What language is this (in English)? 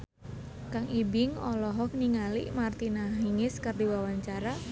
Sundanese